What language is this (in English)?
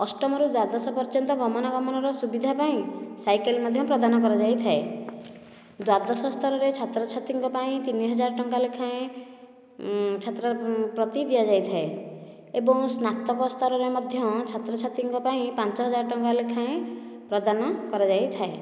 Odia